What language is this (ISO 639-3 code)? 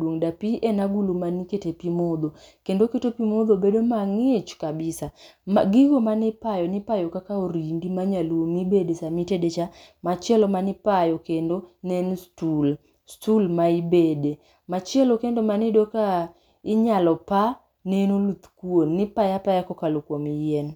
luo